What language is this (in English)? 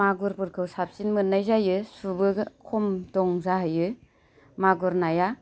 Bodo